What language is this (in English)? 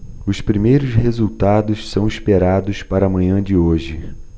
Portuguese